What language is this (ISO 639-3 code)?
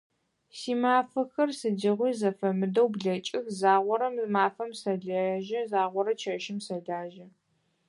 ady